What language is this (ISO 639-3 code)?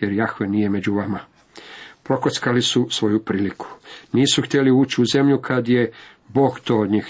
hrv